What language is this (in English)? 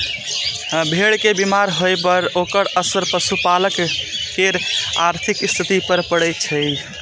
Maithili